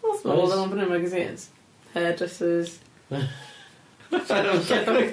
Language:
Welsh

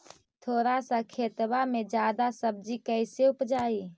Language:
Magahi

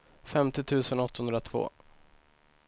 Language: Swedish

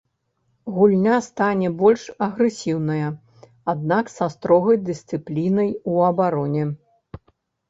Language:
Belarusian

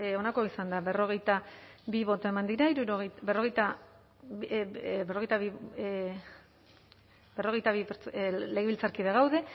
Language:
Basque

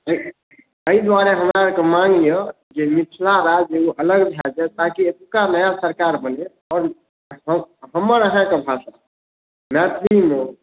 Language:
Maithili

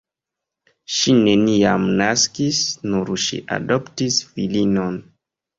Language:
Esperanto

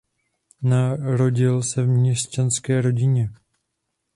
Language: Czech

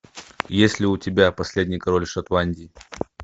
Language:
Russian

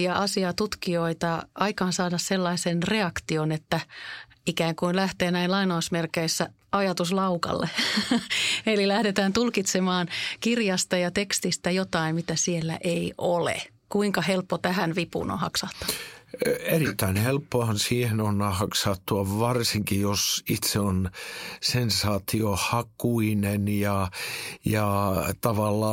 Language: Finnish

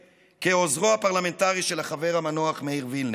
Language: Hebrew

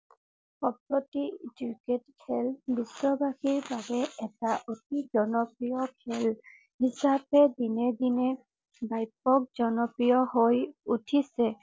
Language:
Assamese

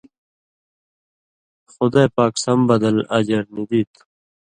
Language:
Indus Kohistani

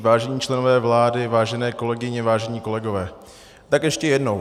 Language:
Czech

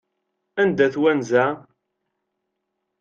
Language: Kabyle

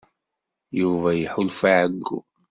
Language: Kabyle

